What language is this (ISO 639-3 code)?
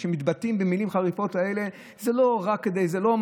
heb